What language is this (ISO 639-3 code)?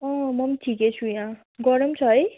nep